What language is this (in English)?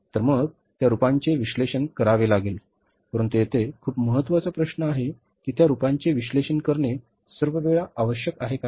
Marathi